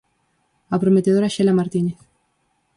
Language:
Galician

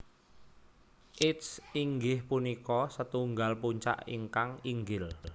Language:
Javanese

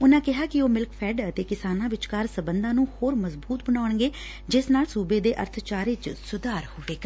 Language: Punjabi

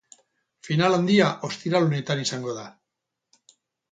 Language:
Basque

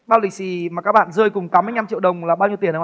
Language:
Vietnamese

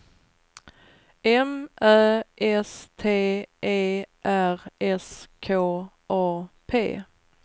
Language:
Swedish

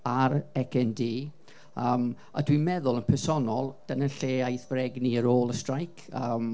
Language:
Welsh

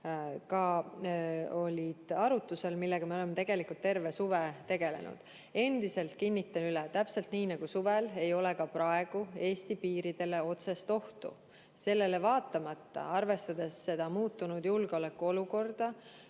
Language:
Estonian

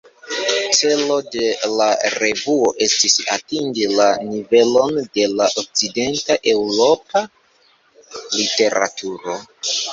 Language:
Esperanto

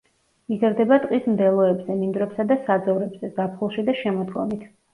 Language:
Georgian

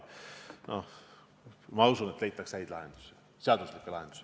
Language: Estonian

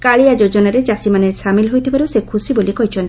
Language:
Odia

